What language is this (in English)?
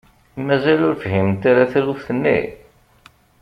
Kabyle